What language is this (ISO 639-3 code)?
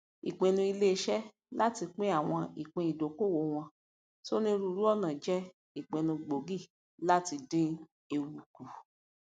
yor